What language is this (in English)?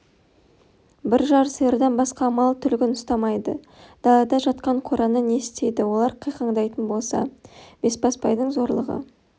Kazakh